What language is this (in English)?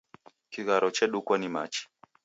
Taita